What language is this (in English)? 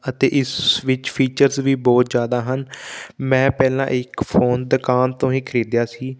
Punjabi